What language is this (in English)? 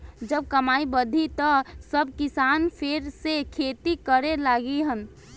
Bhojpuri